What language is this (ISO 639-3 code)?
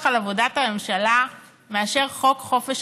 heb